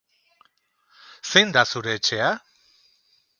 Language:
Basque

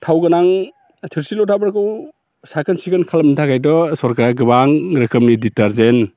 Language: Bodo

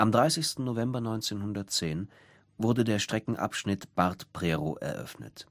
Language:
German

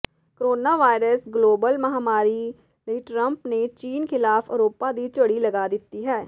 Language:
Punjabi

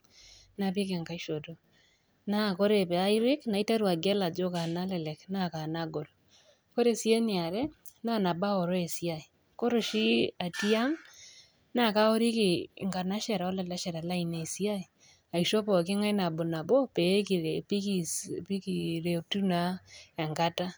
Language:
Masai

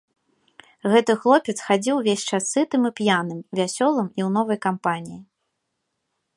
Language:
Belarusian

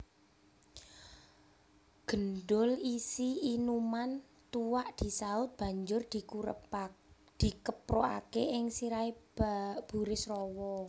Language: Javanese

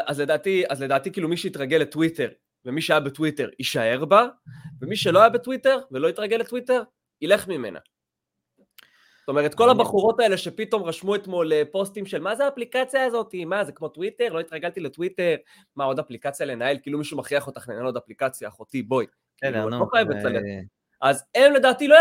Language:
Hebrew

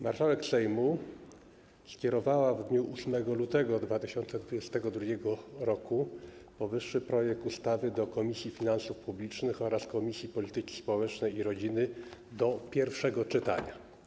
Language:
Polish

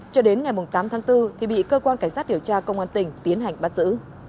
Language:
Vietnamese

